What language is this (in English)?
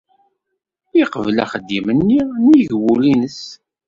Kabyle